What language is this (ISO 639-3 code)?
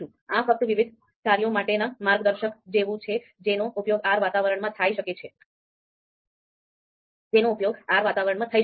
guj